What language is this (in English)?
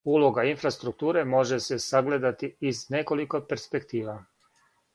Serbian